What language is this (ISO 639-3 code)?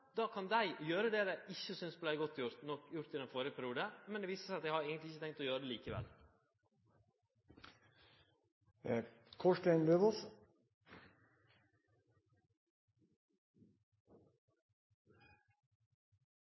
nno